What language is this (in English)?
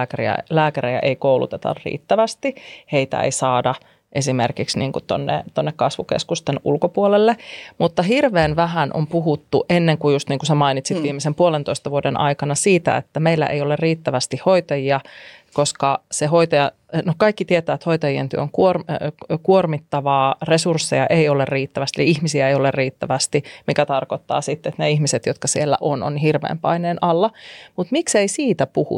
Finnish